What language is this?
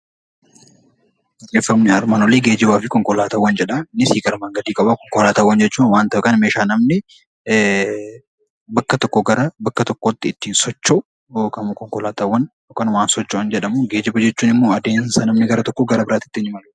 Oromo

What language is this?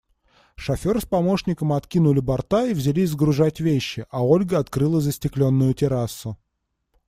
Russian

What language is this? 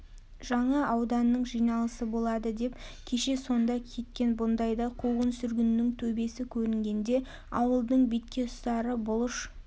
Kazakh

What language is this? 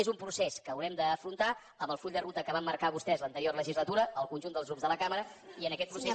Catalan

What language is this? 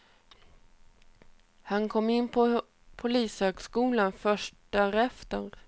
Swedish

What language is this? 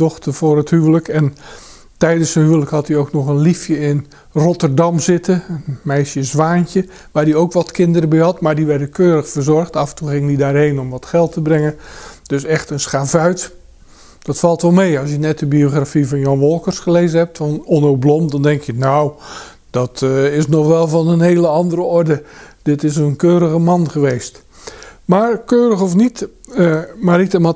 Dutch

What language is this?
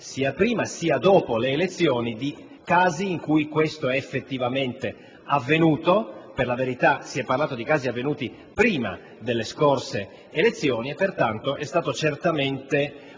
Italian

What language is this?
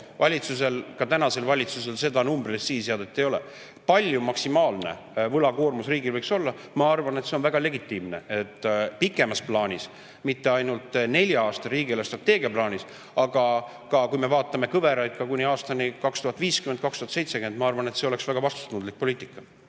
Estonian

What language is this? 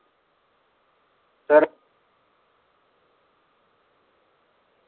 Marathi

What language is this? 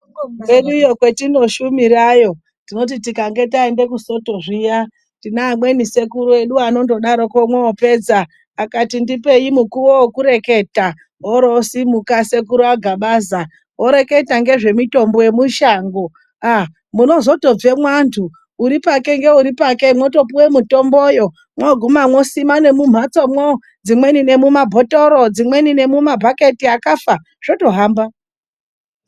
Ndau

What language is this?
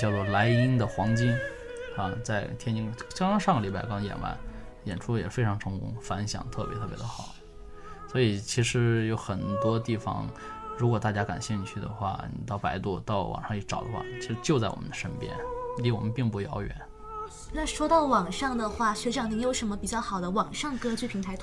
Chinese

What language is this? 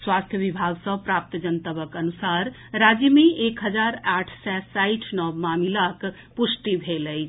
Maithili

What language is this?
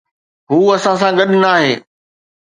Sindhi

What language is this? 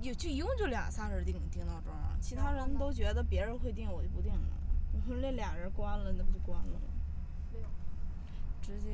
Chinese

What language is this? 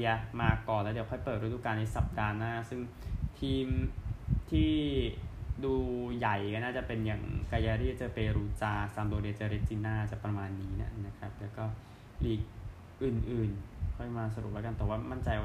Thai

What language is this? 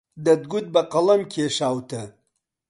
Central Kurdish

